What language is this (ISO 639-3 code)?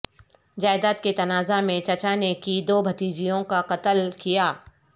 urd